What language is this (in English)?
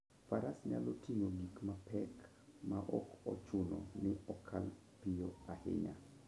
Luo (Kenya and Tanzania)